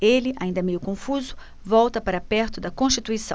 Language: Portuguese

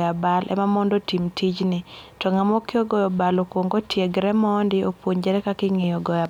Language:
Luo (Kenya and Tanzania)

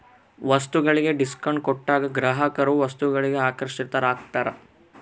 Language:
Kannada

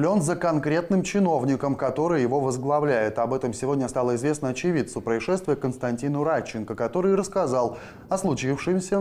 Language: Russian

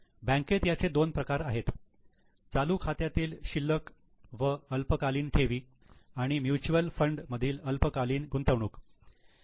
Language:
Marathi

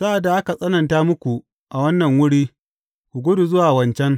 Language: Hausa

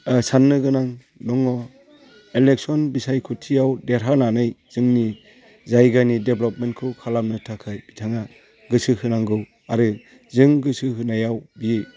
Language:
Bodo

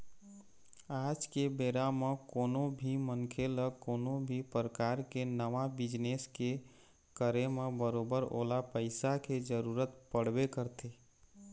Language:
Chhattisgarhi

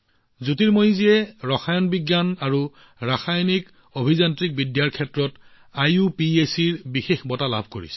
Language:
Assamese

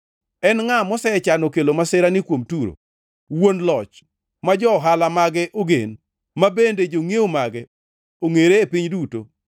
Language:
Luo (Kenya and Tanzania)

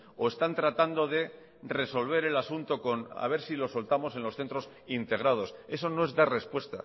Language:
Spanish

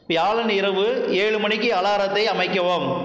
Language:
Tamil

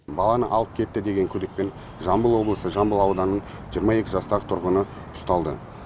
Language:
Kazakh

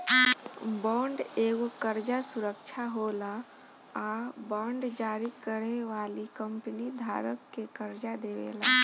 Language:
Bhojpuri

